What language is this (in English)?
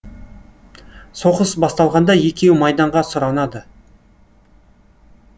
Kazakh